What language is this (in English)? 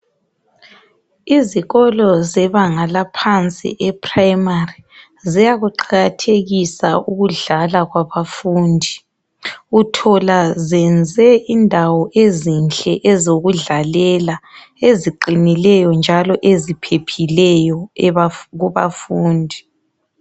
North Ndebele